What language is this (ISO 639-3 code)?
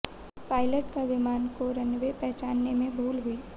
hin